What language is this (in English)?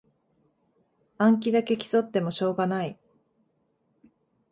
Japanese